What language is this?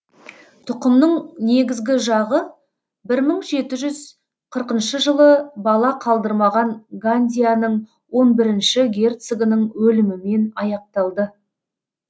Kazakh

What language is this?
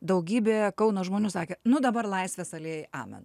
Lithuanian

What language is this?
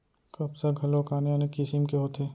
Chhattisgarhi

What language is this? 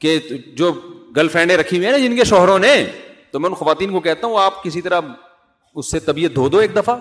Urdu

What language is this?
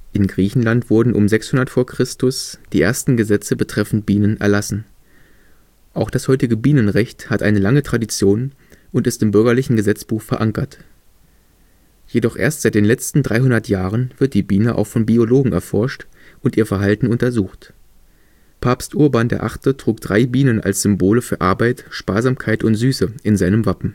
German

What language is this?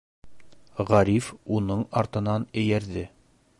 Bashkir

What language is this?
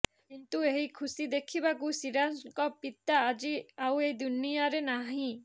Odia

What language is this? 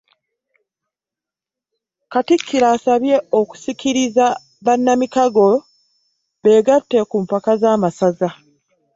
Ganda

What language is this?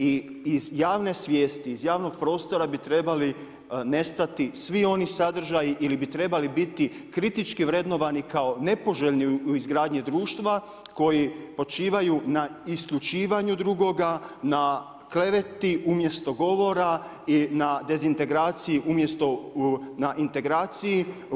Croatian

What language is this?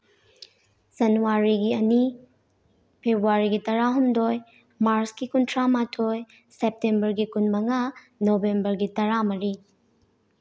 Manipuri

